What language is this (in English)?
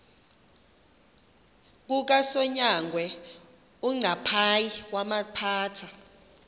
Xhosa